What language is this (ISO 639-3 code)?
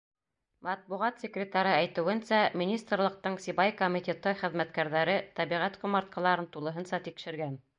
bak